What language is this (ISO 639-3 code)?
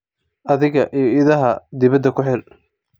som